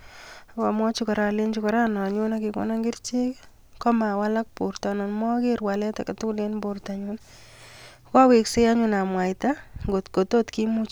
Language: Kalenjin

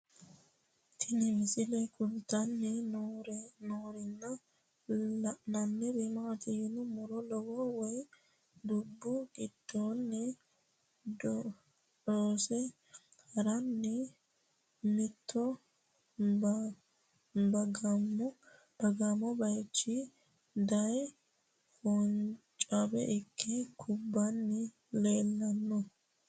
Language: Sidamo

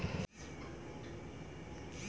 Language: Bangla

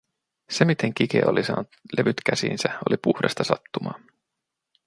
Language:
Finnish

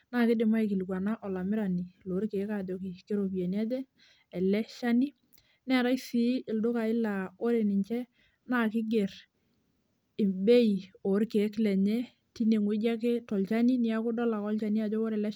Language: Masai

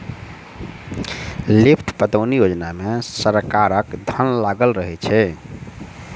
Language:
Maithili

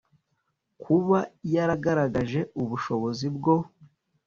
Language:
Kinyarwanda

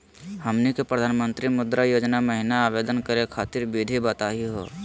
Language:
Magahi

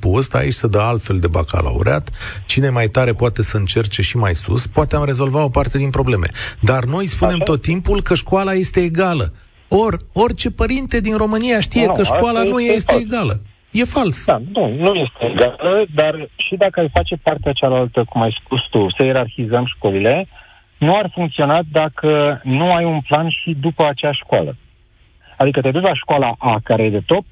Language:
Romanian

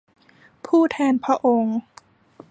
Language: Thai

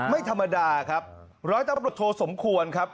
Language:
Thai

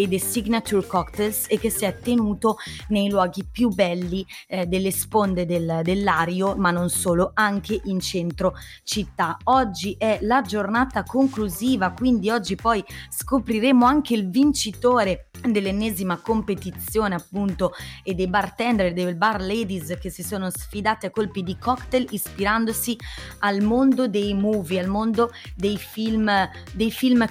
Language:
Italian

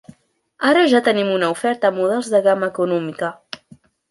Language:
Catalan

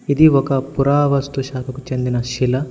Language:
Telugu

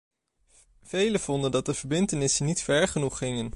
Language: Dutch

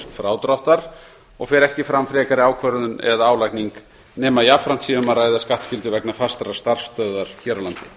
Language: Icelandic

